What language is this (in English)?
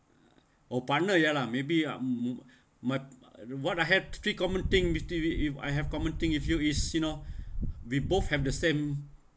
English